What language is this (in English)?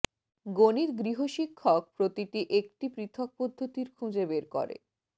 Bangla